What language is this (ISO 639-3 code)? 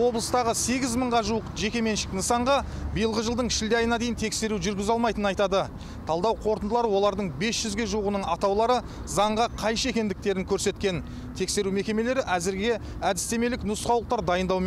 tur